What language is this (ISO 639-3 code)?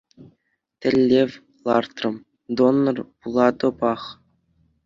chv